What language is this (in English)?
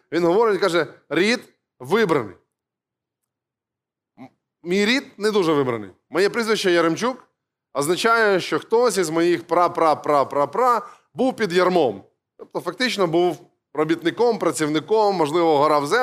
Ukrainian